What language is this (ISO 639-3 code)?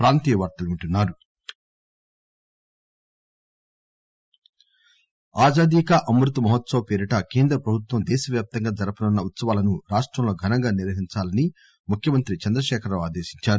tel